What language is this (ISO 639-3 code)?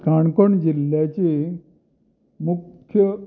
kok